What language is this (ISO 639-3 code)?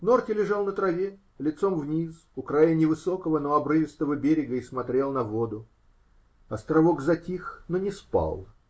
rus